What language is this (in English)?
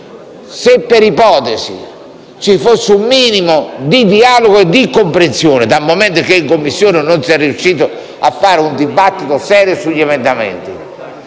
Italian